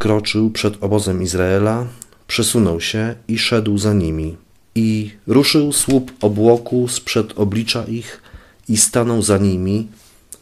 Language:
Polish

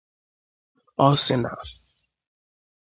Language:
Igbo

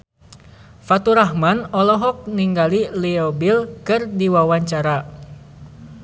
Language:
Sundanese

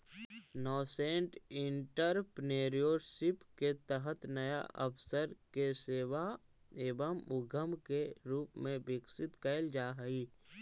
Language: Magahi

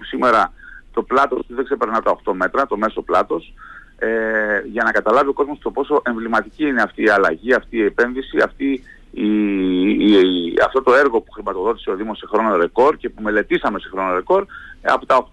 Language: Greek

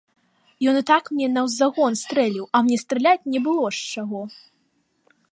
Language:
Belarusian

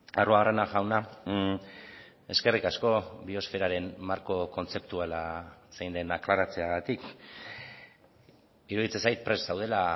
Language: Basque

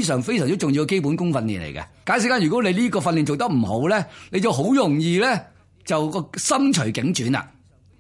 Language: Chinese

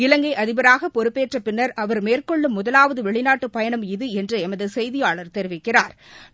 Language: Tamil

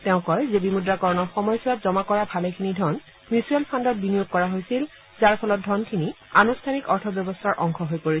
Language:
Assamese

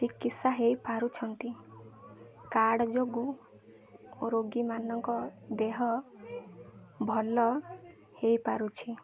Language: Odia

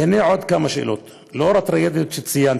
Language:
Hebrew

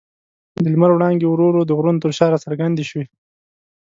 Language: Pashto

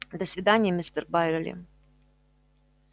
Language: Russian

